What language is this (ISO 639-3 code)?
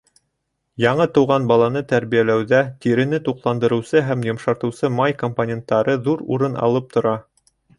bak